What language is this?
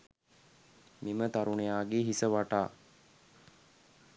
Sinhala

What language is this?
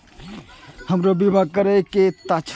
Maithili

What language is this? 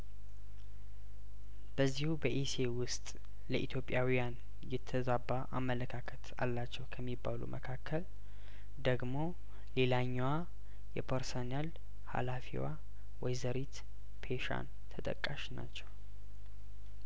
Amharic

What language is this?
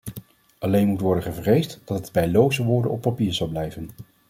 Dutch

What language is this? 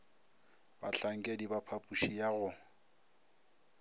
Northern Sotho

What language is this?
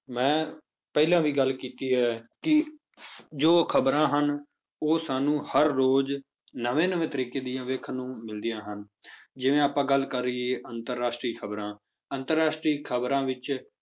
Punjabi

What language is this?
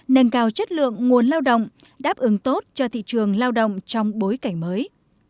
Vietnamese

